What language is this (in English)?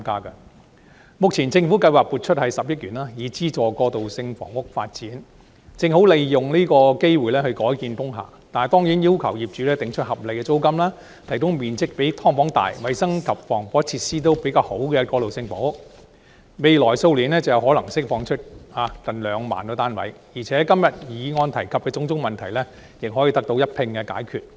Cantonese